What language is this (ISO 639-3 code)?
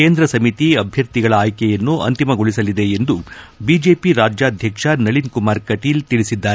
kan